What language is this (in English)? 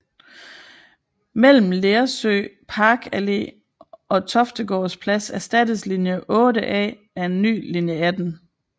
Danish